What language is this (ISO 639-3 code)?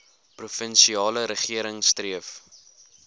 afr